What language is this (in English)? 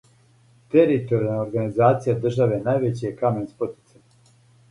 Serbian